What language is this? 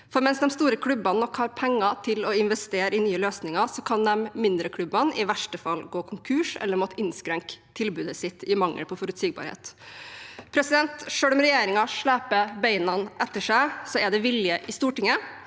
Norwegian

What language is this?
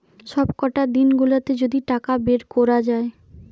Bangla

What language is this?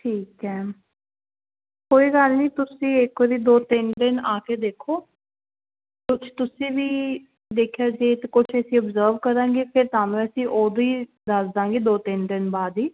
Punjabi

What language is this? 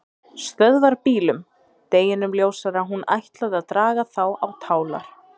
Icelandic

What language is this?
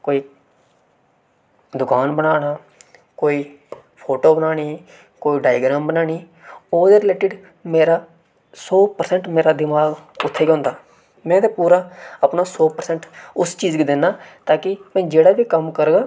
Dogri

